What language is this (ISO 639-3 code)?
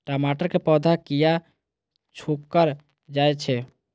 mai